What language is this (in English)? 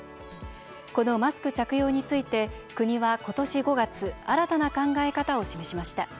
Japanese